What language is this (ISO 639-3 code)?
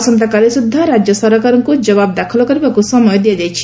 ori